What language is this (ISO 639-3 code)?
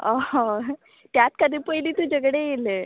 kok